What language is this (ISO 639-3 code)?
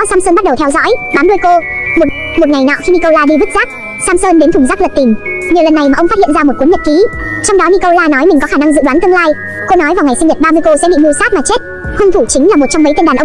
vie